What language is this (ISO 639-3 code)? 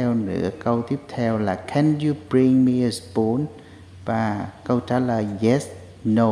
vie